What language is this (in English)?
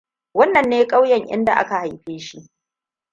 Hausa